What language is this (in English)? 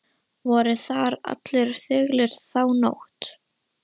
Icelandic